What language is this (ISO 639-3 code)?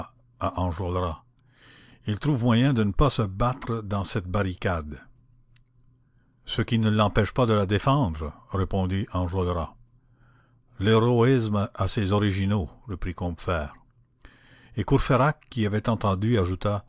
fra